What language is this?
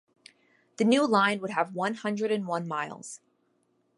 English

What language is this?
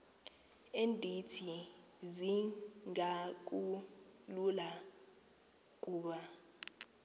Xhosa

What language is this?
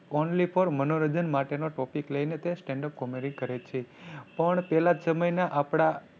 Gujarati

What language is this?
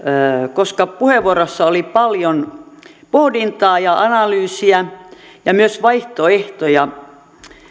Finnish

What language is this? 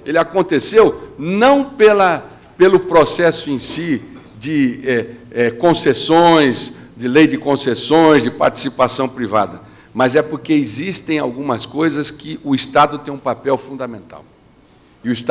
Portuguese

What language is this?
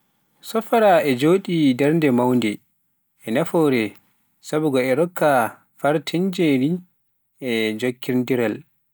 Pular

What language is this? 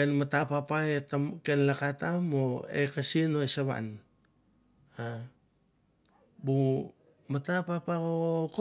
Mandara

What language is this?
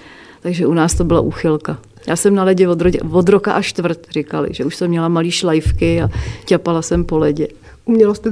Czech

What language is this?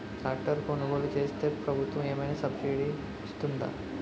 Telugu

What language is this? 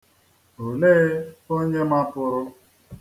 Igbo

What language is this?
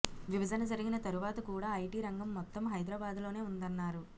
Telugu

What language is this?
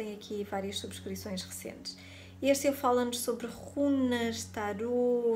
Portuguese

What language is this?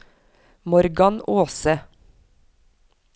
Norwegian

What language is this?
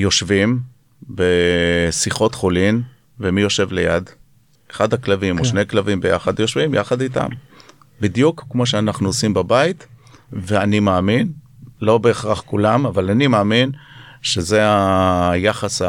Hebrew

